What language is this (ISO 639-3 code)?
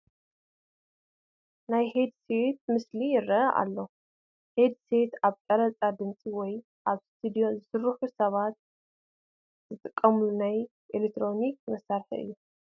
tir